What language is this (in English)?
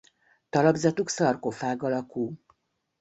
Hungarian